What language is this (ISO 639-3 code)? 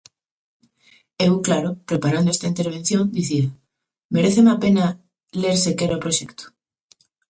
glg